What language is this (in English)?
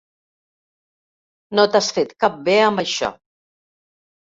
Catalan